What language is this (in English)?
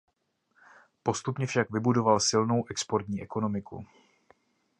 Czech